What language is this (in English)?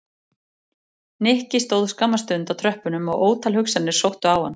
Icelandic